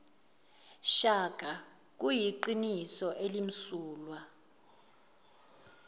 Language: Zulu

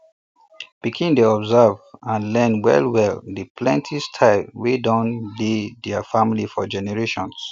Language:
Nigerian Pidgin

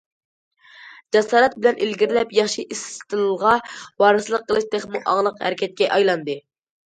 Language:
Uyghur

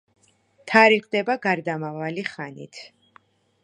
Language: Georgian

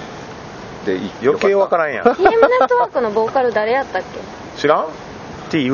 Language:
Japanese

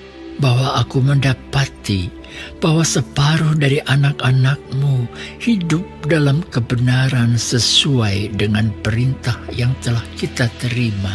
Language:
Indonesian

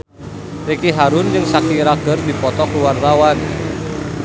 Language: Sundanese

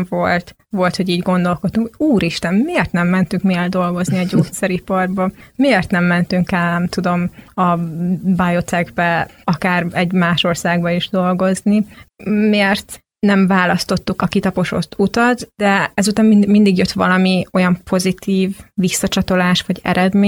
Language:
Hungarian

